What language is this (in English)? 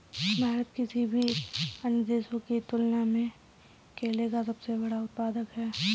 Hindi